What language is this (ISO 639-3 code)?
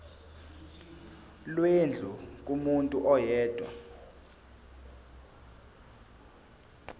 zul